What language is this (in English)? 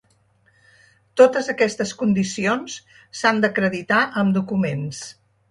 Catalan